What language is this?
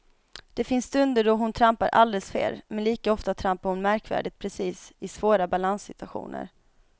Swedish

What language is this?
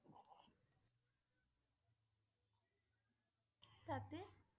Assamese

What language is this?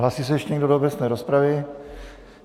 Czech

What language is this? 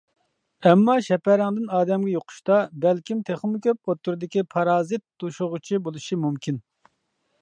Uyghur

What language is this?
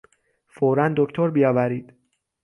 Persian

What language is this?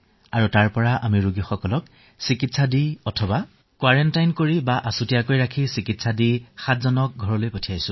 Assamese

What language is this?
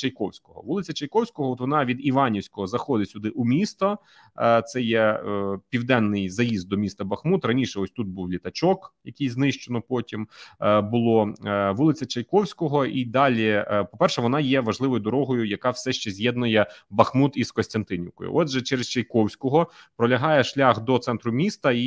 Ukrainian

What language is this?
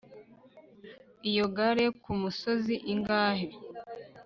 Kinyarwanda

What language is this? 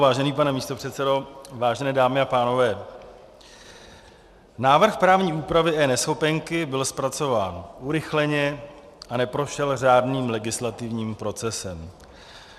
Czech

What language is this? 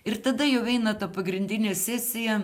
Lithuanian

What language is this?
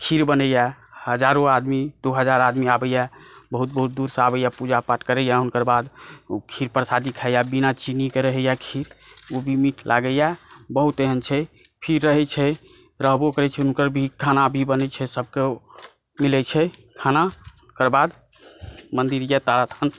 Maithili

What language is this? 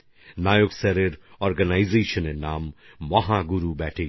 Bangla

